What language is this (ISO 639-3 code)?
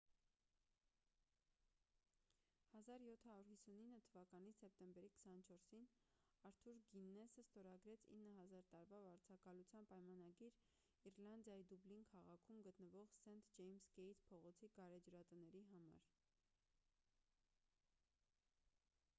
hye